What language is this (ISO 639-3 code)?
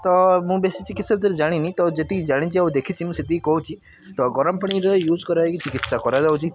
ori